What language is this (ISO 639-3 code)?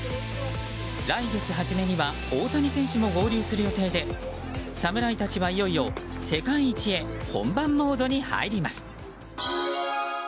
jpn